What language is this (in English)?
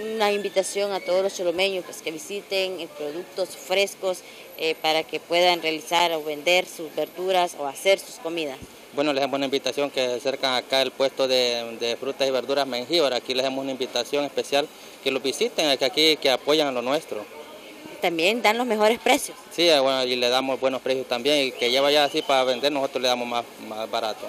Spanish